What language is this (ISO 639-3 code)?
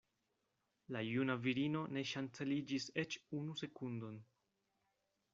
epo